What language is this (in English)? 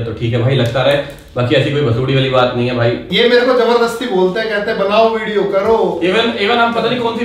Hindi